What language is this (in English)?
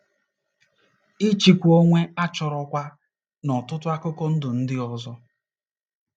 Igbo